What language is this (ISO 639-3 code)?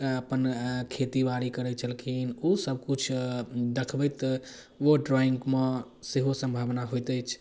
mai